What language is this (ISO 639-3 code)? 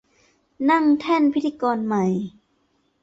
tha